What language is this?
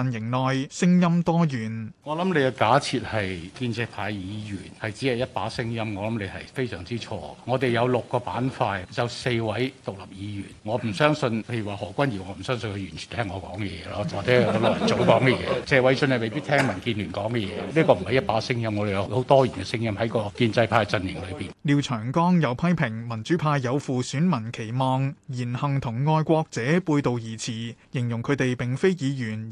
Chinese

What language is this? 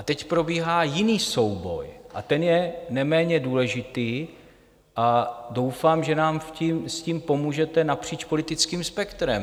Czech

